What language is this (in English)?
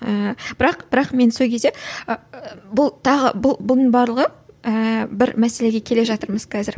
Kazakh